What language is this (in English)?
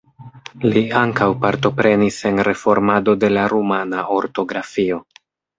Esperanto